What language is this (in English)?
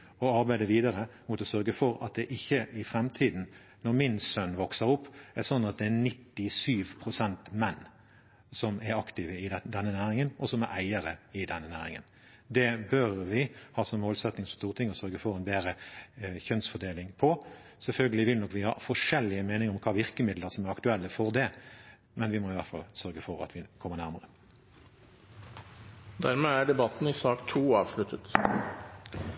Norwegian Bokmål